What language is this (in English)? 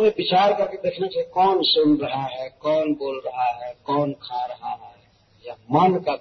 Hindi